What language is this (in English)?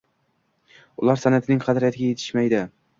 Uzbek